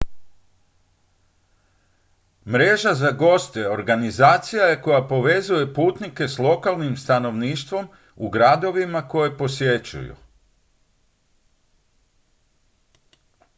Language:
Croatian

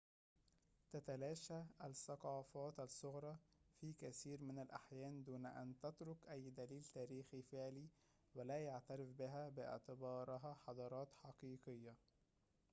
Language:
Arabic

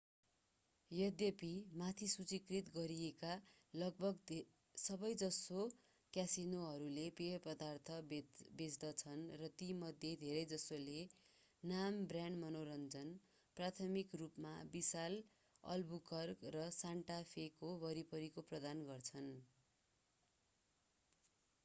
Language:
Nepali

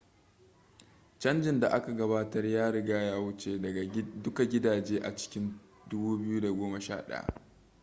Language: Hausa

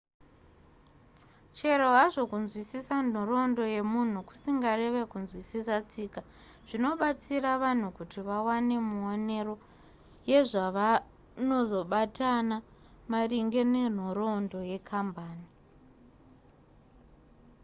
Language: Shona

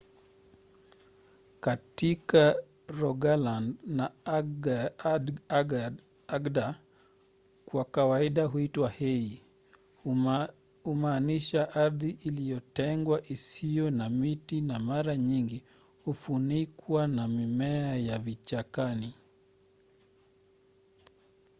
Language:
Swahili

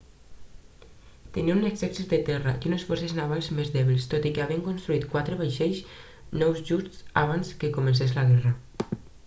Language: Catalan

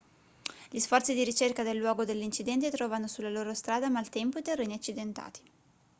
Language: Italian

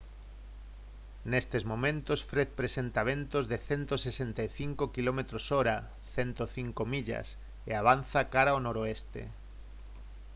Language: Galician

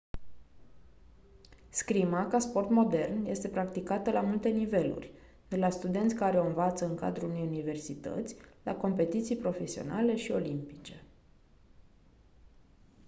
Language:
Romanian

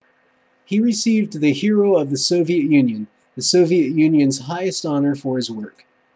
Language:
English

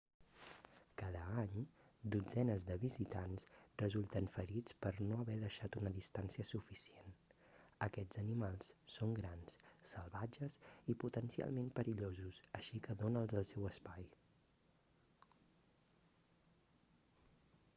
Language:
Catalan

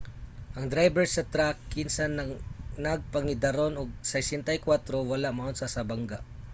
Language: Cebuano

